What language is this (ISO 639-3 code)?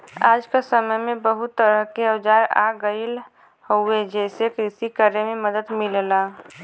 bho